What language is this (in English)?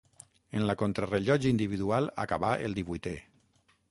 Catalan